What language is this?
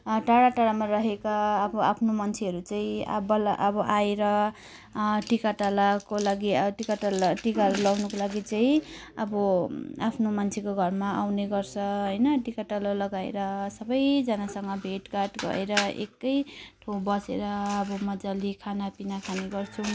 Nepali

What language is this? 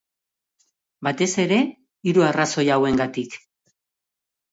Basque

